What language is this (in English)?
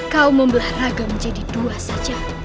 Indonesian